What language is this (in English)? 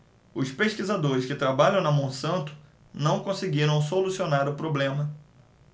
Portuguese